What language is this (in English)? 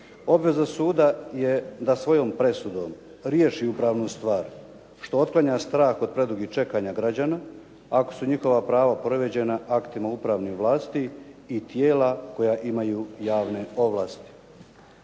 Croatian